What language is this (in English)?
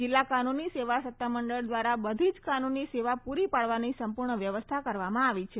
Gujarati